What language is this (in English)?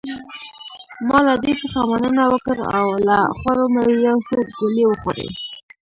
Pashto